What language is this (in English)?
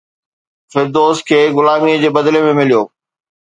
Sindhi